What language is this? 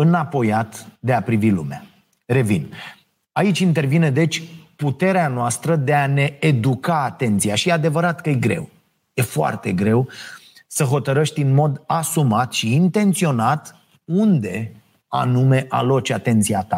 Romanian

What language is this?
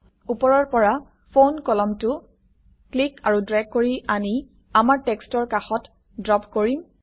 Assamese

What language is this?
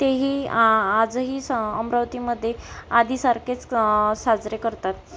Marathi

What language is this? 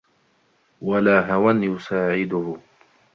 Arabic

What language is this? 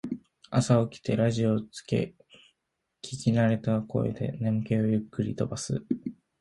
Japanese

